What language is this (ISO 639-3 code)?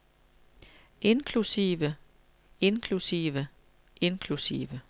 dan